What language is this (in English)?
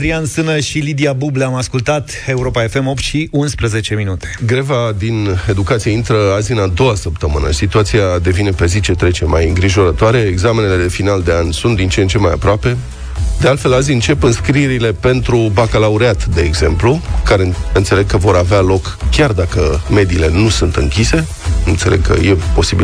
Romanian